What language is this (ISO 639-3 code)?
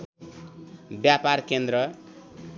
nep